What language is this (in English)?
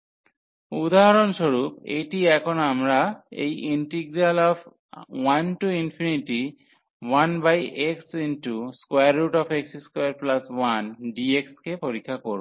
Bangla